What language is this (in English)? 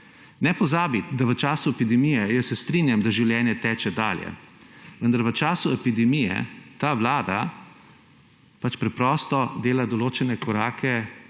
Slovenian